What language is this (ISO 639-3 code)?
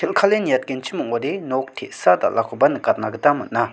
grt